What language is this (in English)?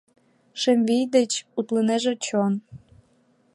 Mari